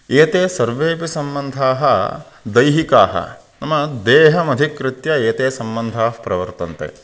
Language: Sanskrit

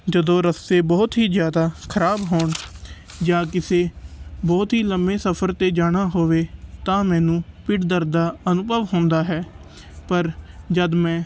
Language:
Punjabi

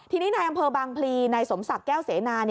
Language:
Thai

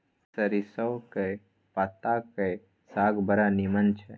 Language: Maithili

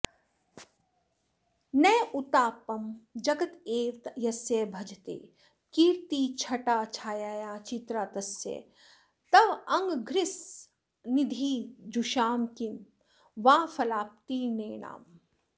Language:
Sanskrit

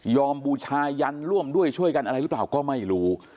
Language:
Thai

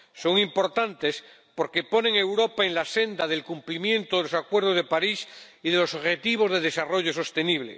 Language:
Spanish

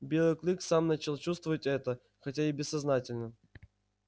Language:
Russian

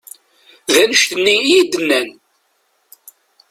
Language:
Kabyle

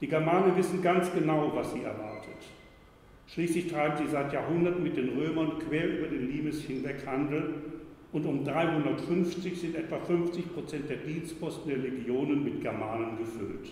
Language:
German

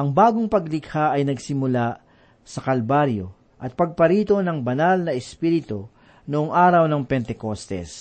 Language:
Filipino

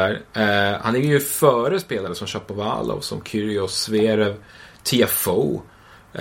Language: Swedish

